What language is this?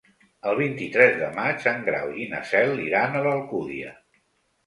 Catalan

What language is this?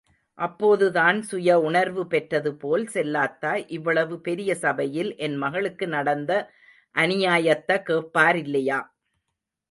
Tamil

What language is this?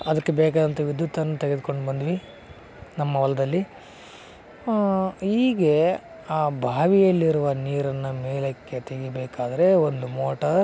Kannada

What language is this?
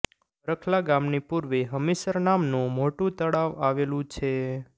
Gujarati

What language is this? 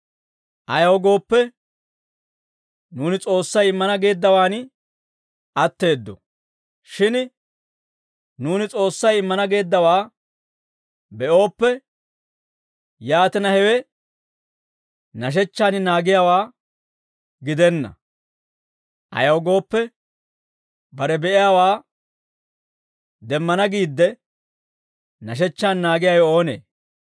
Dawro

